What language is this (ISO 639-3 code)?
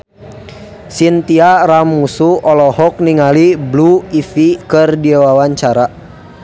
sun